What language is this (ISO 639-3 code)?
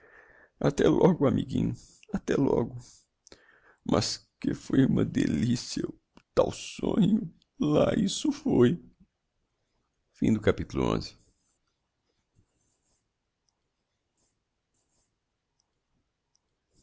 por